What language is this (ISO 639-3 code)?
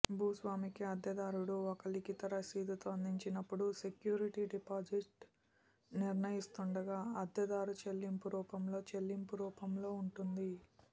tel